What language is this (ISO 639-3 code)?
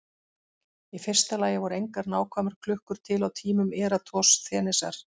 isl